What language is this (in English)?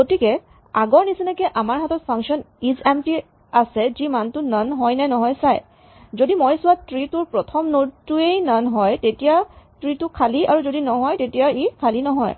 Assamese